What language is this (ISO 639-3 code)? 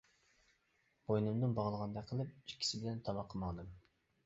uig